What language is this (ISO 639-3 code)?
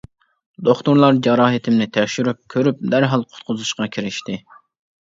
uig